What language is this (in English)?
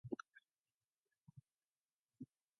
Mongolian